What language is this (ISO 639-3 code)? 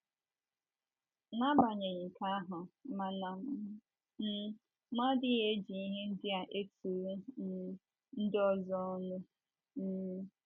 ibo